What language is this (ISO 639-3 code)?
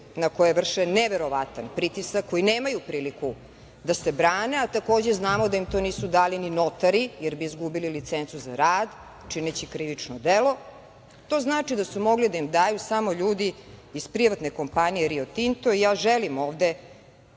srp